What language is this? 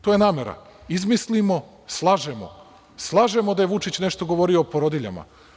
Serbian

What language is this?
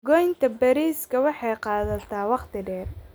Somali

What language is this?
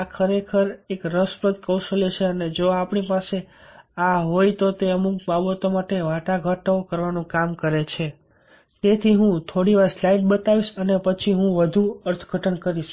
Gujarati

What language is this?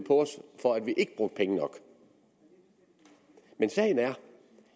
Danish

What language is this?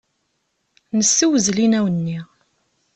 Kabyle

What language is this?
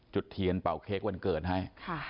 Thai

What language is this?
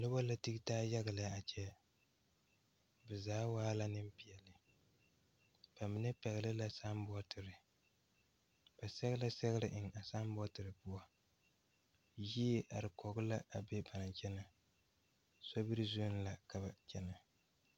Southern Dagaare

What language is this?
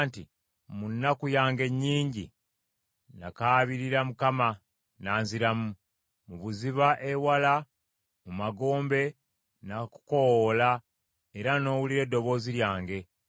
Ganda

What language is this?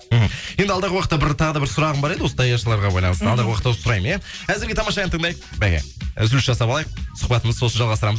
Kazakh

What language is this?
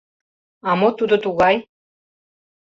Mari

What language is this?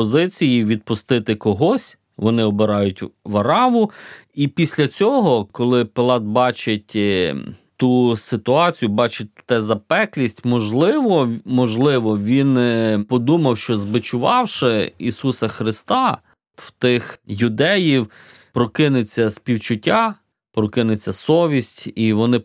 Ukrainian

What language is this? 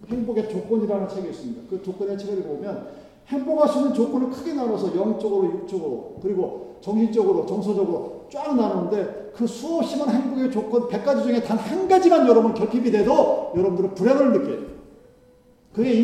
Korean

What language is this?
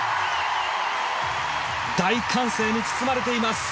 Japanese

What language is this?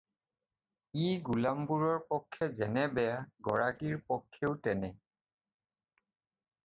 Assamese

